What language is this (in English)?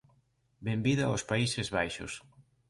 Galician